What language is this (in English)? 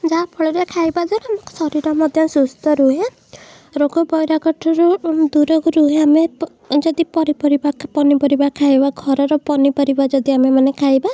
Odia